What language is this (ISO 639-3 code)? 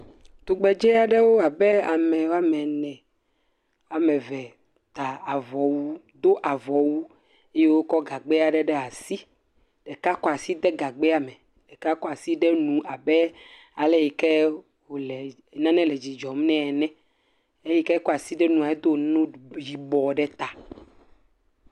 ewe